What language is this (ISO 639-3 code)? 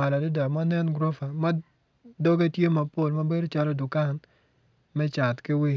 ach